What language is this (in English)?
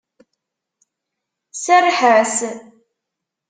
Kabyle